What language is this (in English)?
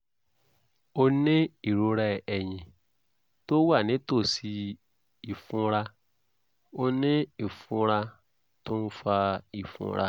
Yoruba